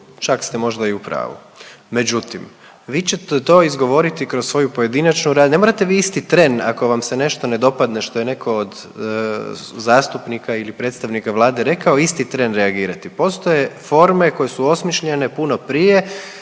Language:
Croatian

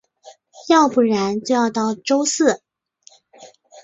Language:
Chinese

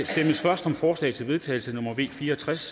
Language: Danish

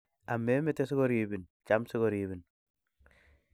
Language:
Kalenjin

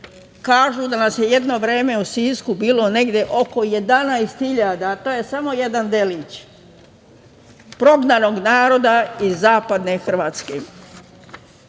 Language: Serbian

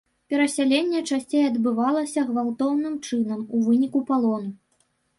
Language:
Belarusian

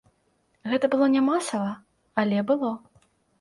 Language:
Belarusian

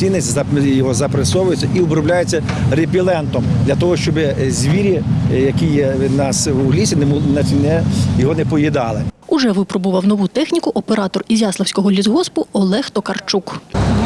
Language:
Ukrainian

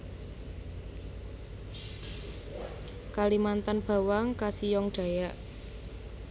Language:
Javanese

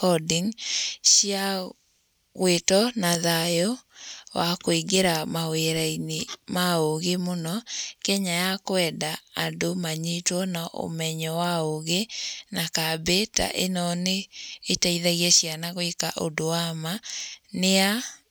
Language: Kikuyu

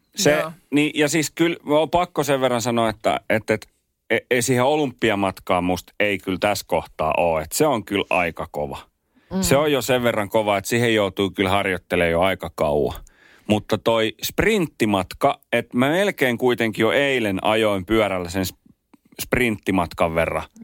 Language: Finnish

